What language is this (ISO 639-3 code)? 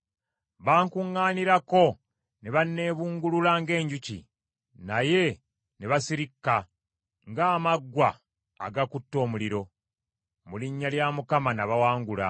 lug